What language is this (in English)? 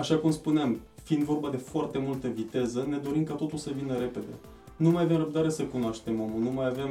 Romanian